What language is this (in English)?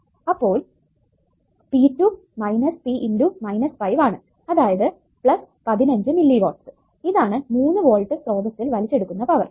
Malayalam